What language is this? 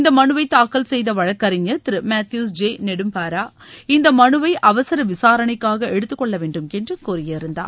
Tamil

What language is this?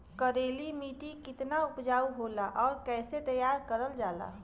Bhojpuri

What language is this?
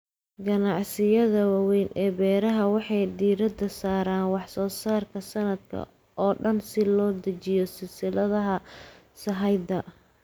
Somali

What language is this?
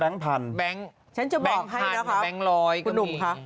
Thai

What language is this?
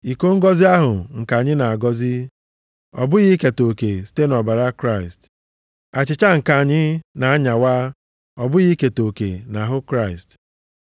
Igbo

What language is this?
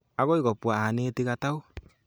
Kalenjin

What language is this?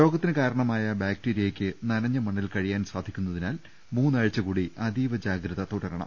Malayalam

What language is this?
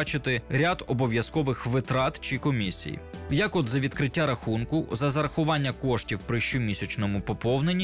Ukrainian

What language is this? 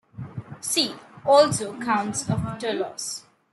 English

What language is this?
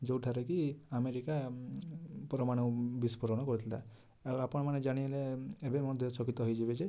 Odia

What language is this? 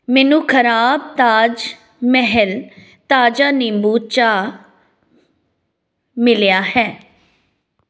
Punjabi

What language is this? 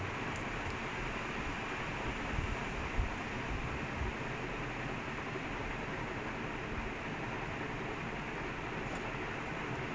English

